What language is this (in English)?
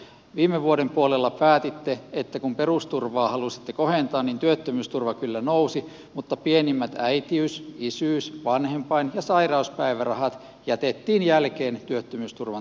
Finnish